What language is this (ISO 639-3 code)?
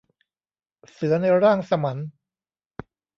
tha